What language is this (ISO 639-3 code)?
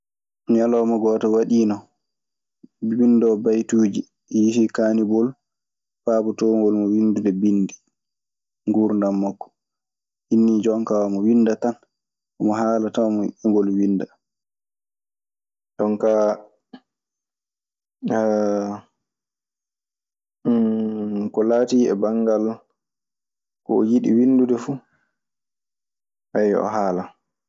ffm